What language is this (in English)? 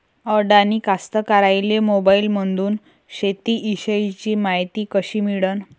Marathi